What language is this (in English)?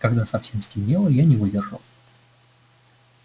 Russian